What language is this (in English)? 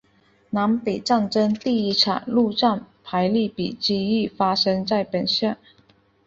Chinese